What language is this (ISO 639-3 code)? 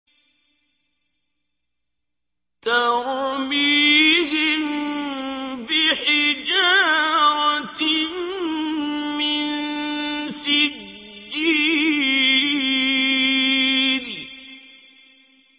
ara